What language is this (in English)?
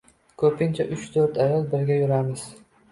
Uzbek